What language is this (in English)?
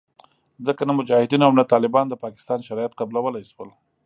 Pashto